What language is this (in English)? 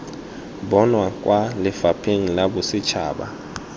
Tswana